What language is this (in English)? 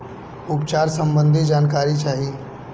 Bhojpuri